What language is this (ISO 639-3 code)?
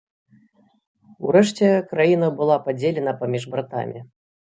bel